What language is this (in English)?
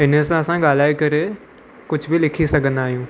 Sindhi